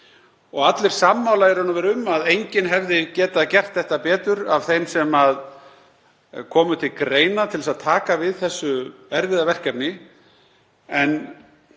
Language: Icelandic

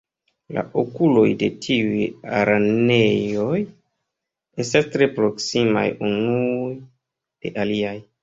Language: Esperanto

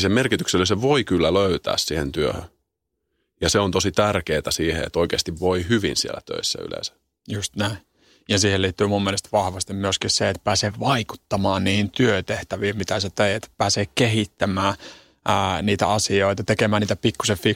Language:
Finnish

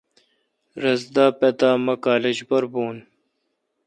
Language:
Kalkoti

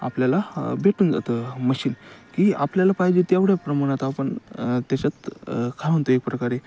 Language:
Marathi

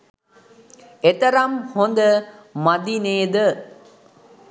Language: Sinhala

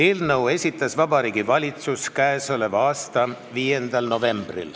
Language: Estonian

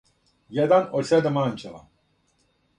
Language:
Serbian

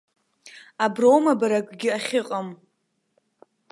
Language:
Abkhazian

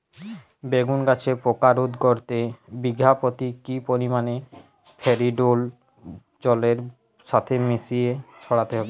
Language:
Bangla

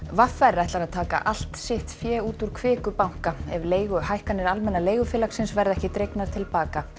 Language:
Icelandic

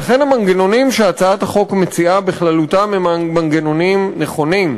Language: Hebrew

